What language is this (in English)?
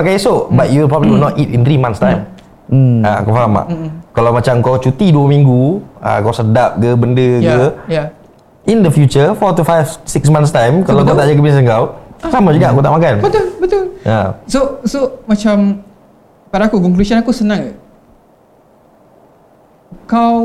Malay